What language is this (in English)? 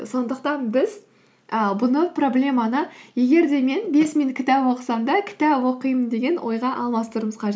Kazakh